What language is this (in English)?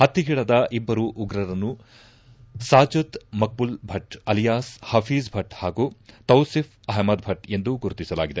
Kannada